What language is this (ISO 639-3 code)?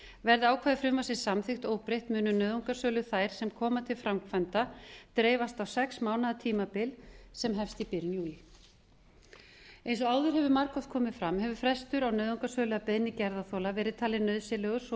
isl